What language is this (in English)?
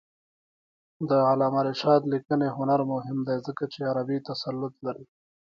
Pashto